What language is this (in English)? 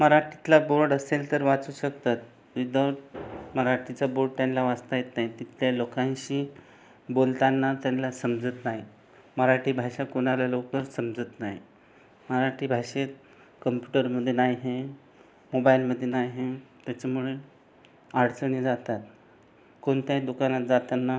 Marathi